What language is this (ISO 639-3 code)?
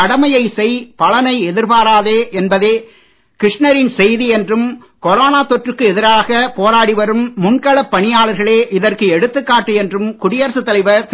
tam